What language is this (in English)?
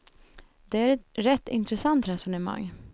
Swedish